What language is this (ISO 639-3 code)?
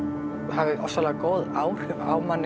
isl